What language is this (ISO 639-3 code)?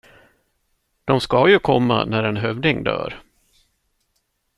swe